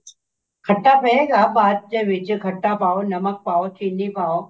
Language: Punjabi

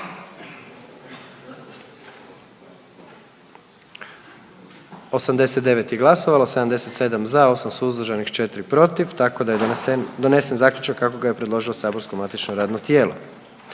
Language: Croatian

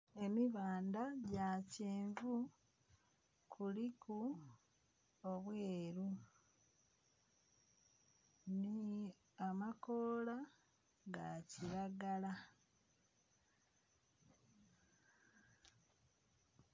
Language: Soga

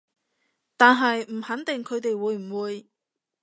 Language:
Cantonese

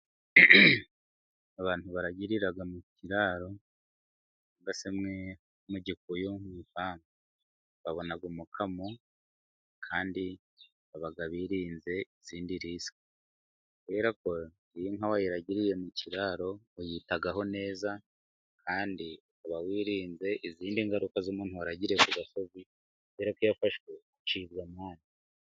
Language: Kinyarwanda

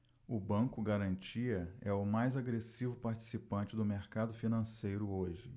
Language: Portuguese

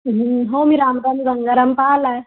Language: Marathi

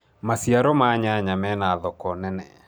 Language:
Kikuyu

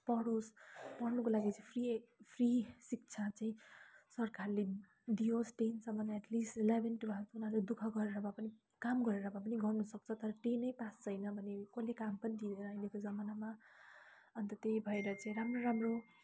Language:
Nepali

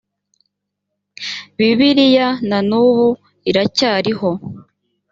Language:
Kinyarwanda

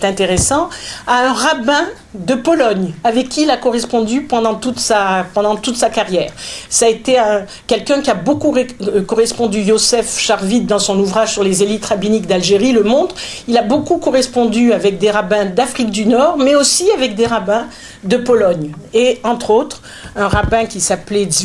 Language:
French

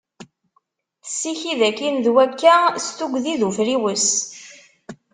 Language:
Kabyle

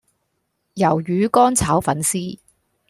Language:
Cantonese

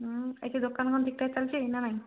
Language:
Odia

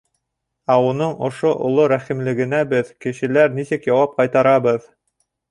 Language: Bashkir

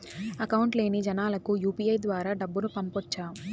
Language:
Telugu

